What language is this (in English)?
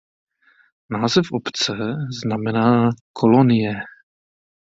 Czech